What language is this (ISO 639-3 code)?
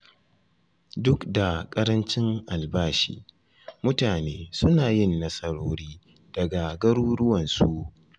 hau